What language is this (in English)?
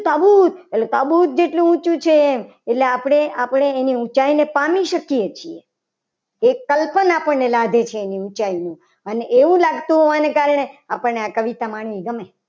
Gujarati